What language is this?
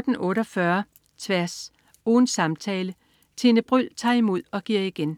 Danish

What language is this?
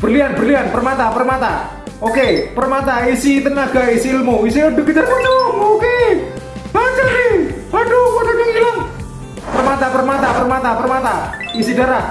Indonesian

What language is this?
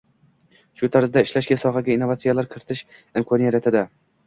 Uzbek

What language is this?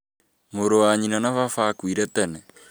Kikuyu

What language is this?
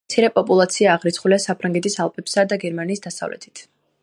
Georgian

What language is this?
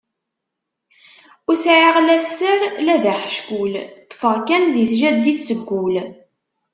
Kabyle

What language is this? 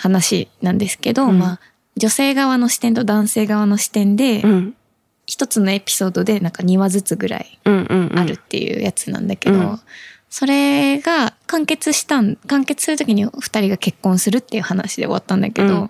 Japanese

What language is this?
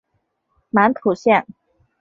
Chinese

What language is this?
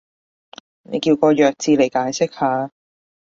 Cantonese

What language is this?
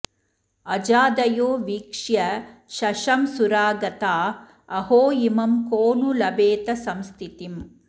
Sanskrit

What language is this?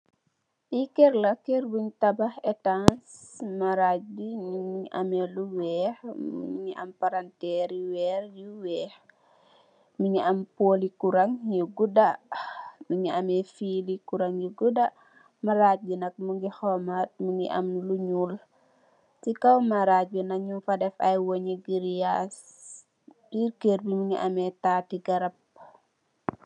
Wolof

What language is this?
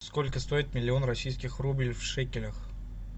Russian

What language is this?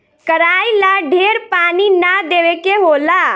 Bhojpuri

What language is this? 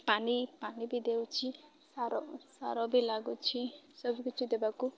Odia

